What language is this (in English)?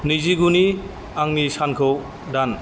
Bodo